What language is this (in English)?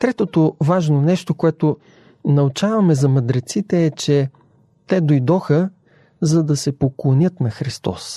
Bulgarian